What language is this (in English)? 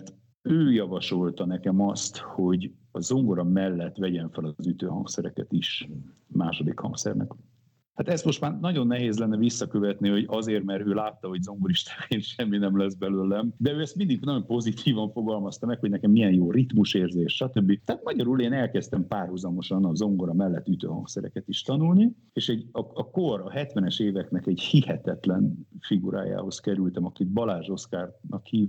Hungarian